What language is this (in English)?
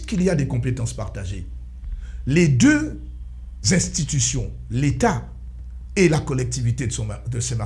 French